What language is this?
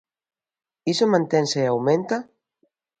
Galician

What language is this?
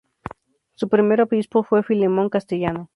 Spanish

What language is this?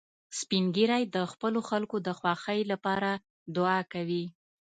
Pashto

